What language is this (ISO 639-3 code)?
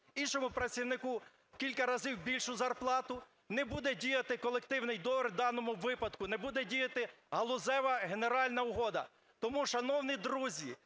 ukr